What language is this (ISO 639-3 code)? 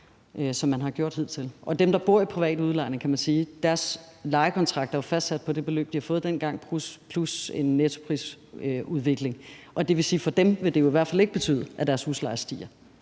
dan